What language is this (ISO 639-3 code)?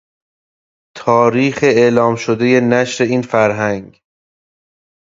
fas